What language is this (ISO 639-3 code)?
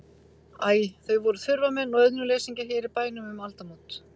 isl